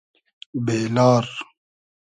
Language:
Hazaragi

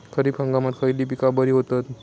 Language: Marathi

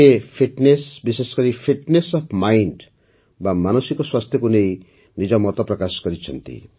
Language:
Odia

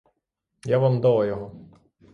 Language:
Ukrainian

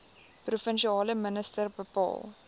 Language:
Afrikaans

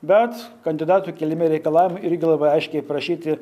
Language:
Lithuanian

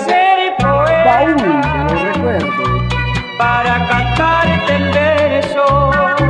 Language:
Spanish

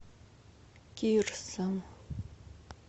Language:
Russian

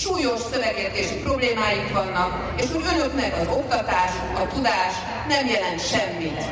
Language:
Hungarian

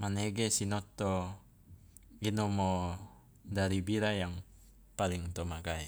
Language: Loloda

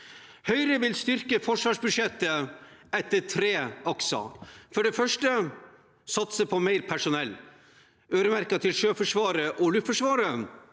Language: Norwegian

